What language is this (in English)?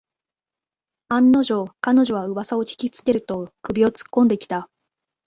Japanese